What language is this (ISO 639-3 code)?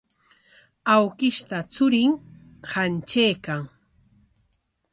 qwa